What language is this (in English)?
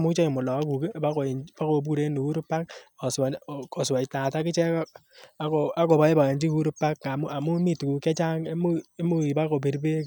Kalenjin